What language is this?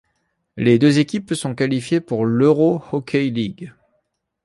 French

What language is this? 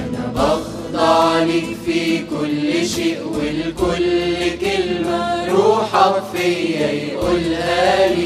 Arabic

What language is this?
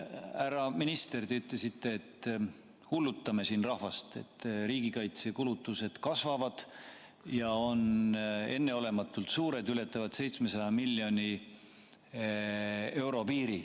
Estonian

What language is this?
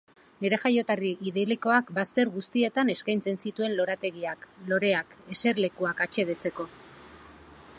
Basque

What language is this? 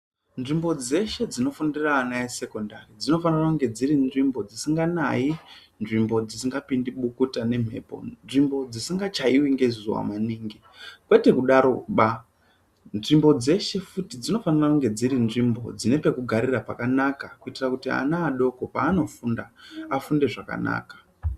Ndau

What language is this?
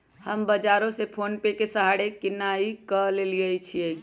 Magahi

